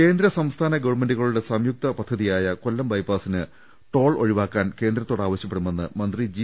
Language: Malayalam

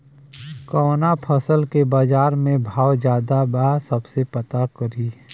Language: Bhojpuri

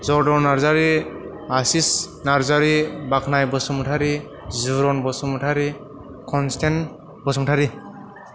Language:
Bodo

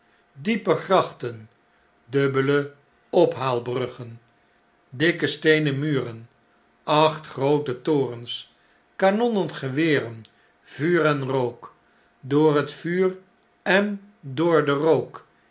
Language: Dutch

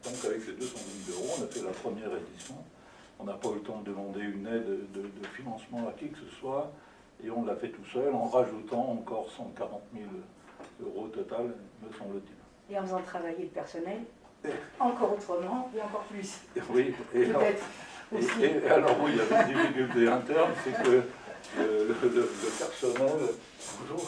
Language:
French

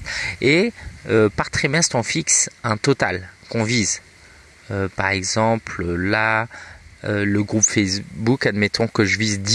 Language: French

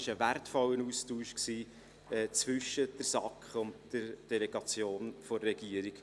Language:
Swiss German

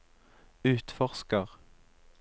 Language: Norwegian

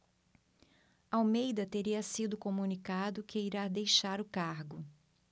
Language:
Portuguese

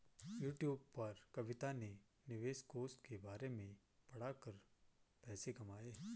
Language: Hindi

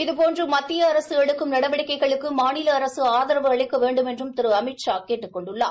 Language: Tamil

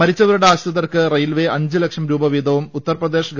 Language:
Malayalam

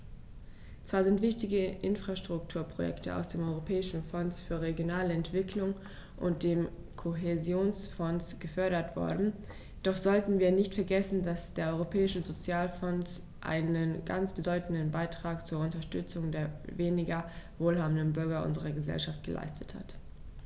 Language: German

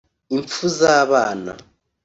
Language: Kinyarwanda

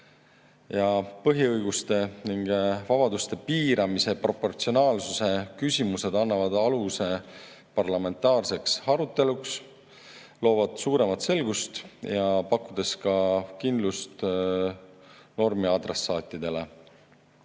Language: Estonian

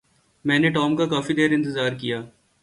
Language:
Urdu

